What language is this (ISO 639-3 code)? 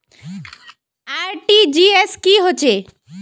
mag